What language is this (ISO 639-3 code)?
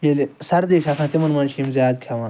kas